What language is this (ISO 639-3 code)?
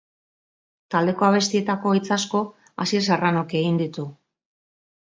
eus